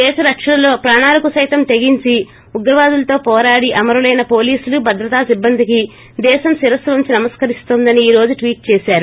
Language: Telugu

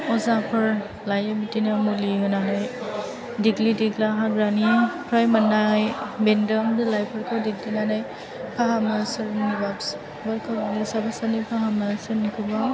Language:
Bodo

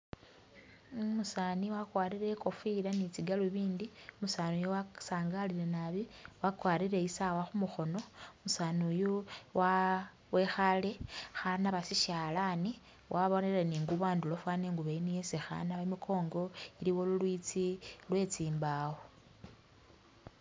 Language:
Masaaba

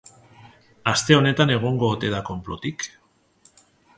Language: Basque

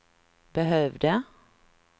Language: Swedish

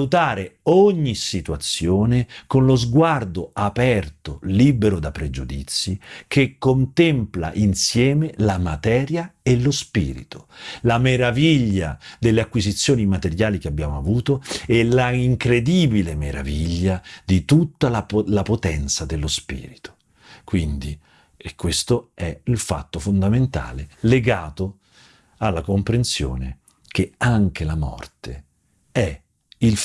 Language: Italian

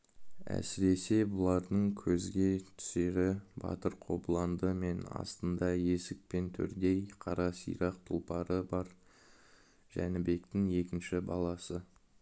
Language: Kazakh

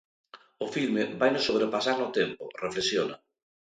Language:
Galician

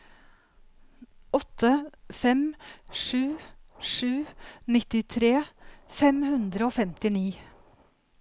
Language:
Norwegian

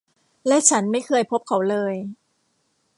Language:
Thai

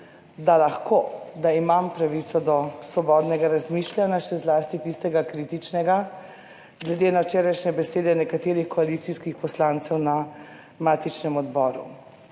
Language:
Slovenian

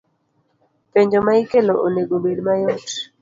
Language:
Luo (Kenya and Tanzania)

